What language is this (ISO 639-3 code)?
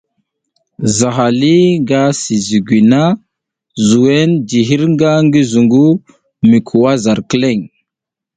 giz